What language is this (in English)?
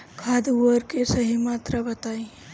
Bhojpuri